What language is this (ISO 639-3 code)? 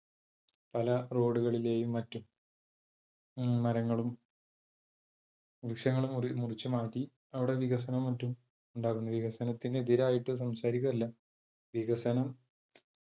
mal